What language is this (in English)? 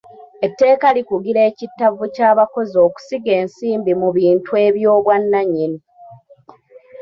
Ganda